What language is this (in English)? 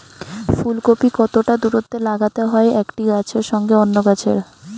Bangla